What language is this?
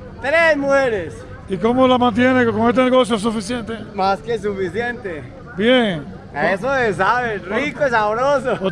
Spanish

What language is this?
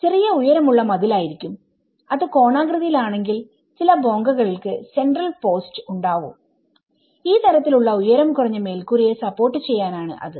Malayalam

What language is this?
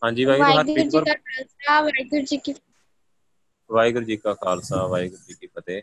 Punjabi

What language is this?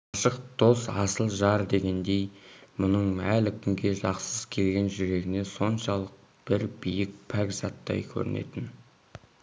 Kazakh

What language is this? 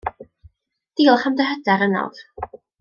Welsh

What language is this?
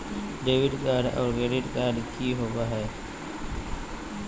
Magahi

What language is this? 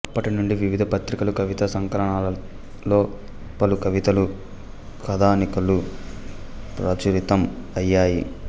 Telugu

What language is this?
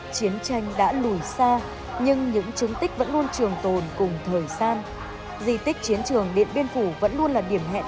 Vietnamese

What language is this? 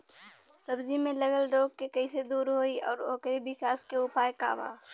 Bhojpuri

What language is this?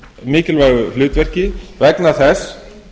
Icelandic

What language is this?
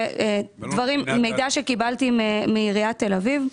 Hebrew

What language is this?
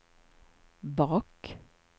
Swedish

